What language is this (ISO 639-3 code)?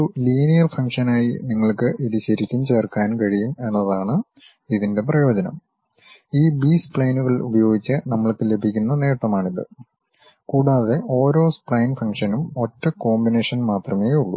mal